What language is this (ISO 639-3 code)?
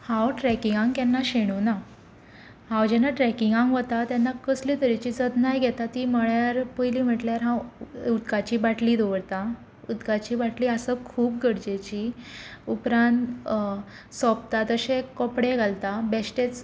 kok